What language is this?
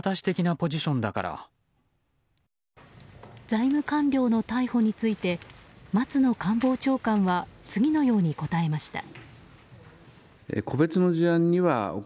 Japanese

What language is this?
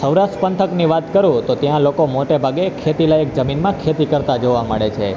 Gujarati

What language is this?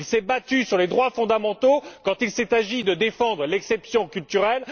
French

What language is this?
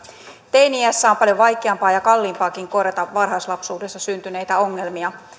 Finnish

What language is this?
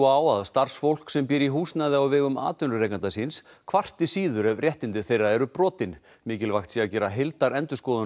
Icelandic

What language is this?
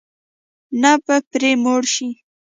Pashto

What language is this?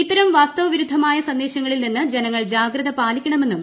Malayalam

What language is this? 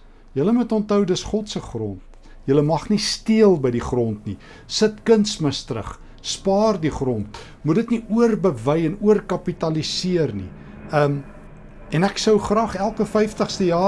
Dutch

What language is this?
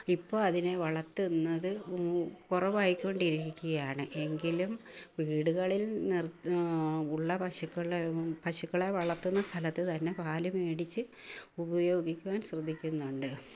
Malayalam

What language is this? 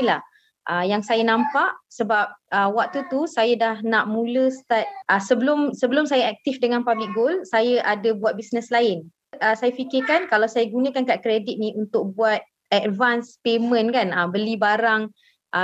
Malay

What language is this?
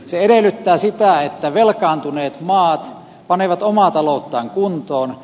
Finnish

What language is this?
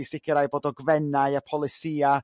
Welsh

